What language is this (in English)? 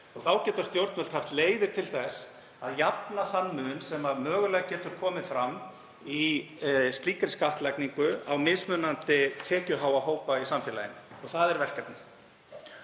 Icelandic